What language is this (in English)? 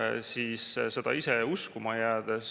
Estonian